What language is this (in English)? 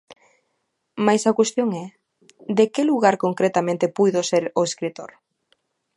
Galician